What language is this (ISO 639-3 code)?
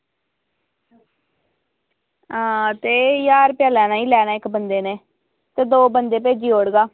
doi